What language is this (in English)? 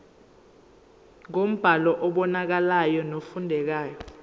Zulu